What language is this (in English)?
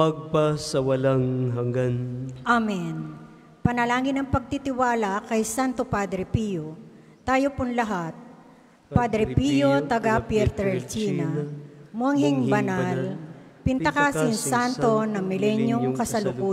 Filipino